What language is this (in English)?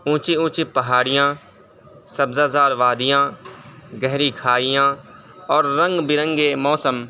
Urdu